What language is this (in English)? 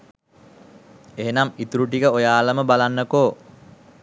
Sinhala